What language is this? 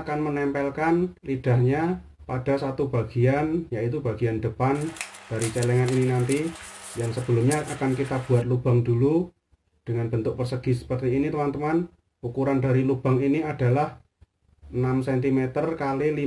Indonesian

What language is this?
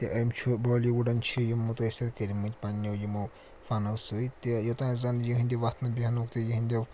Kashmiri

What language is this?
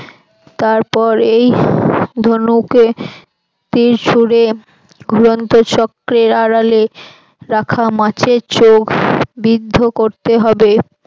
Bangla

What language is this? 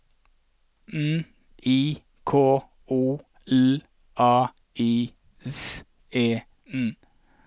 Norwegian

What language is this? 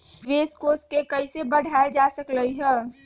Magahi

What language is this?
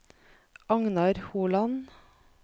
Norwegian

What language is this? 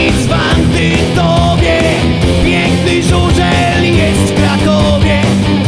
Polish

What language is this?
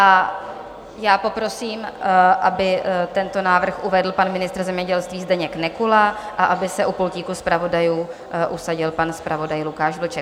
Czech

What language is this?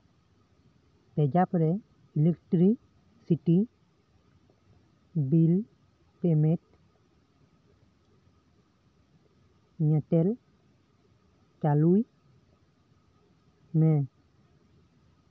Santali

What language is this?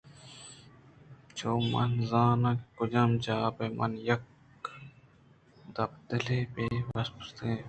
Eastern Balochi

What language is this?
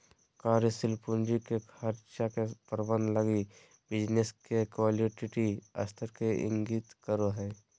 Magahi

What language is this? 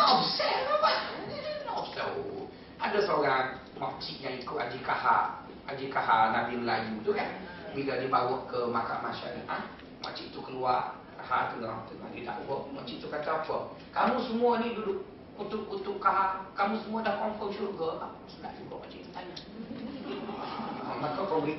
Malay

